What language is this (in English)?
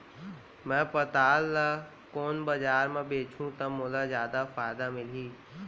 Chhattisgarhi